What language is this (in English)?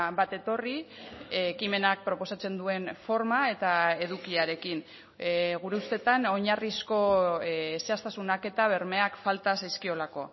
Basque